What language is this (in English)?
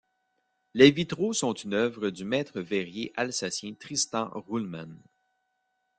French